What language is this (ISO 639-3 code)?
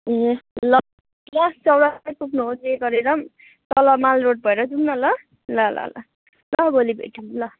nep